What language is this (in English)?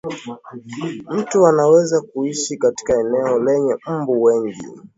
Swahili